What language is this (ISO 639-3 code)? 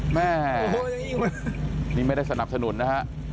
tha